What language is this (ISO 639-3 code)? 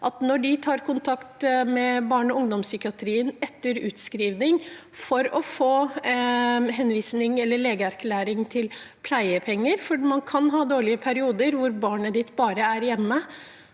nor